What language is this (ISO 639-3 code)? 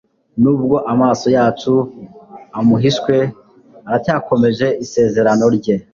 kin